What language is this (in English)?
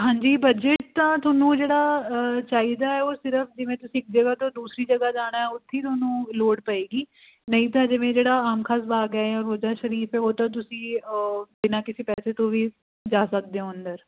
Punjabi